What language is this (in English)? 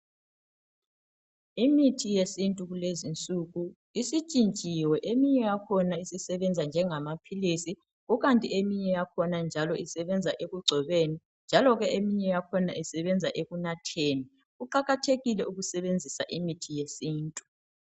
North Ndebele